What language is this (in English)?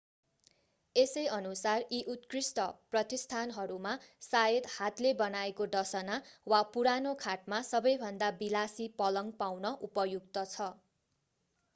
Nepali